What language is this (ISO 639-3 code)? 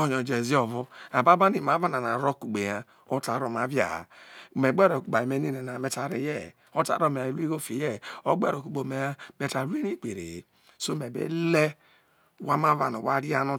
iso